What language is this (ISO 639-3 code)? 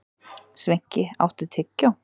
isl